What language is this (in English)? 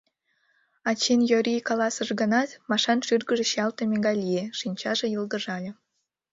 Mari